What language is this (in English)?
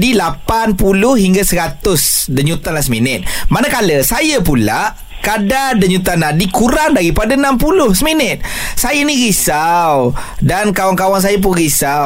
Malay